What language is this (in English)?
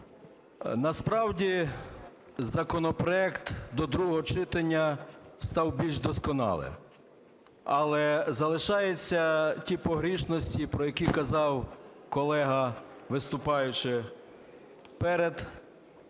Ukrainian